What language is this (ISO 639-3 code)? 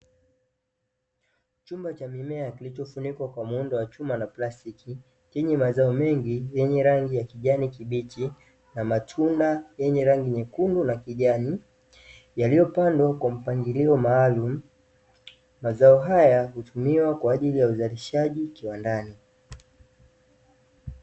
swa